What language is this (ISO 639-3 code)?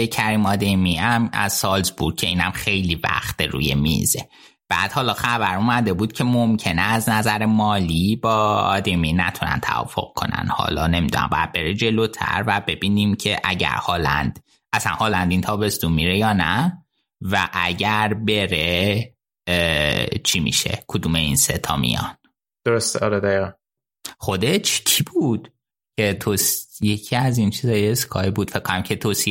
fas